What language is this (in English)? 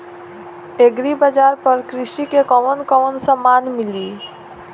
Bhojpuri